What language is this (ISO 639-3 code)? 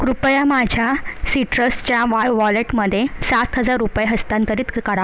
mar